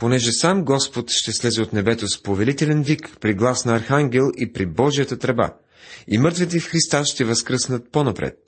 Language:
Bulgarian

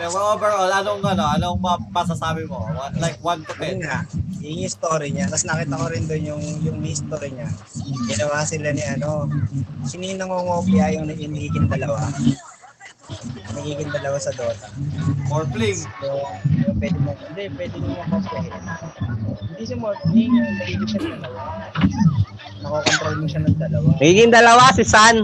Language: Filipino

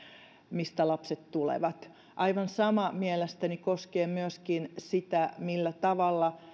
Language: Finnish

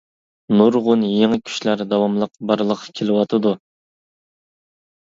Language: Uyghur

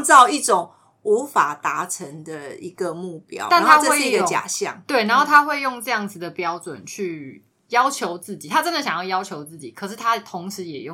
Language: Chinese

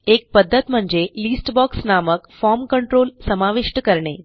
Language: Marathi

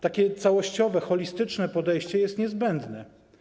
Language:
Polish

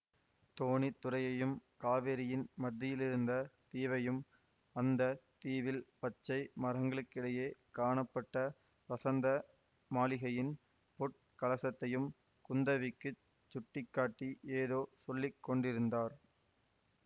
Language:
Tamil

